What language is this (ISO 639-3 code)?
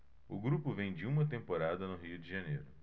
por